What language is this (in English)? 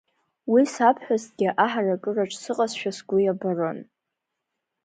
Abkhazian